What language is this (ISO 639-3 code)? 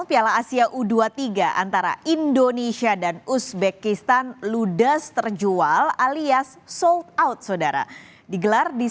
ind